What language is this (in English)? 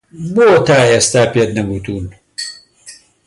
Central Kurdish